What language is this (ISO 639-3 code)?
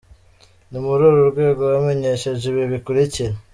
kin